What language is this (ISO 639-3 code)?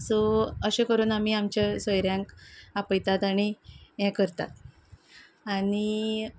kok